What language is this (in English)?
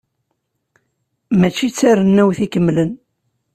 Kabyle